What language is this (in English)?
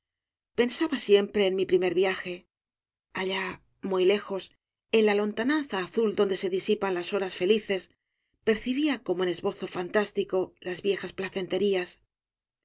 Spanish